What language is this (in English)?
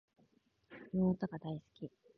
Japanese